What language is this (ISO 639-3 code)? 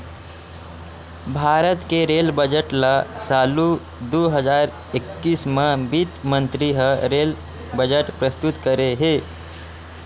hne